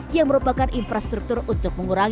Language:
Indonesian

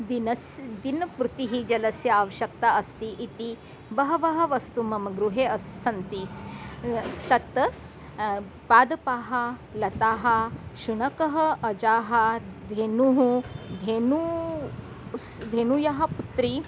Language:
Sanskrit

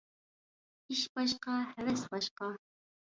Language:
Uyghur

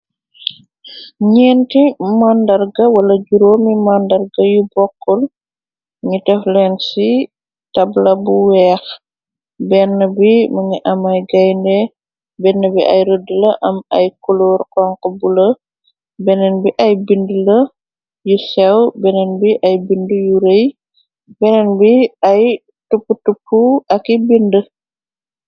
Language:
Wolof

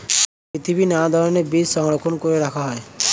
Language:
Bangla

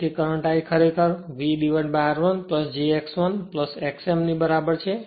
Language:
Gujarati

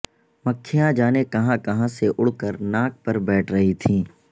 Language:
Urdu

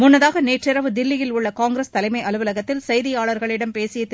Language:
Tamil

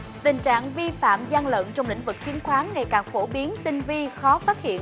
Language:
Vietnamese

